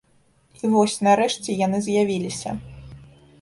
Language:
Belarusian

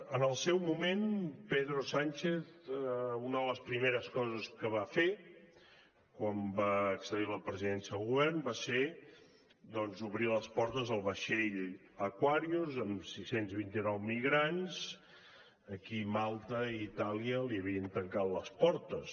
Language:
Catalan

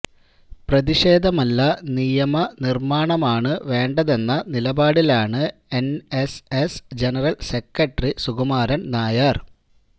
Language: Malayalam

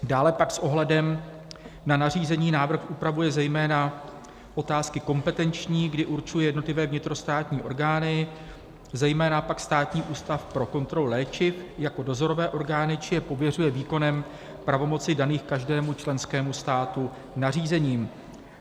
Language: Czech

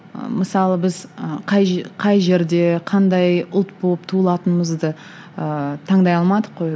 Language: Kazakh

